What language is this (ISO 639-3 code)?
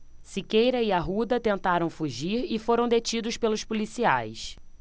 por